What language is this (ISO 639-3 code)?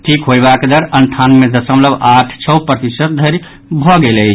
mai